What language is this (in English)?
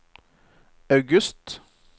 Norwegian